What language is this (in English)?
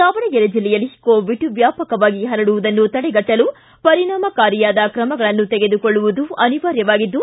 Kannada